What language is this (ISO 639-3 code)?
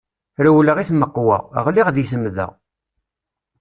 kab